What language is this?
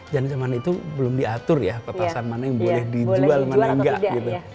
Indonesian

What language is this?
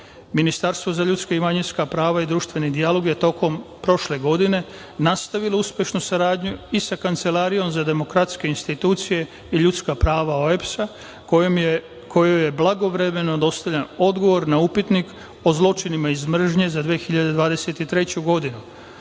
Serbian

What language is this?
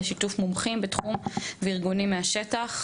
Hebrew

